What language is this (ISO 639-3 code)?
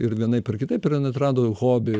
lit